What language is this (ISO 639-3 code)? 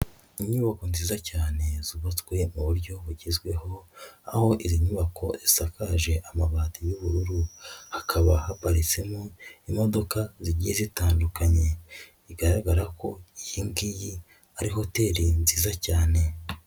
kin